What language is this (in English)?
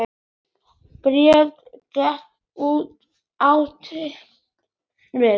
Icelandic